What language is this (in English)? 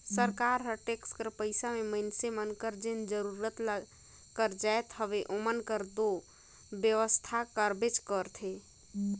Chhattisgarhi